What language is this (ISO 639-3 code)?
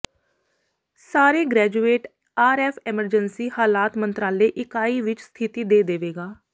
pan